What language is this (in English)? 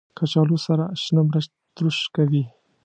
Pashto